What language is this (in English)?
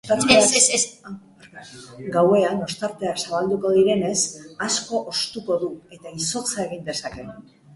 Basque